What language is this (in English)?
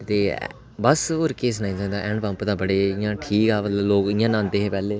Dogri